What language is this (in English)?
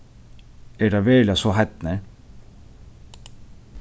Faroese